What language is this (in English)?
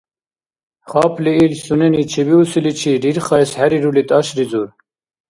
Dargwa